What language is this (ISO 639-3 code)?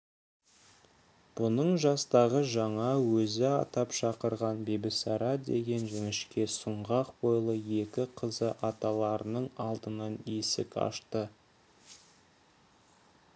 kaz